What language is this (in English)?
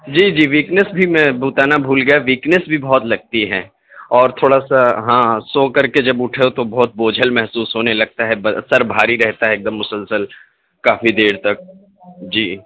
Urdu